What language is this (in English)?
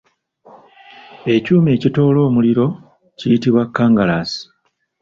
Ganda